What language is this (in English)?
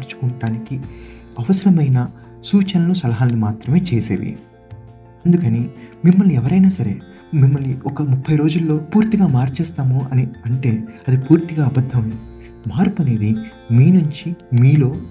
Telugu